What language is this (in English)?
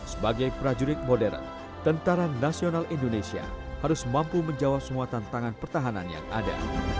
Indonesian